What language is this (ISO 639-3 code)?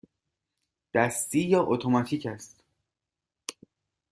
fas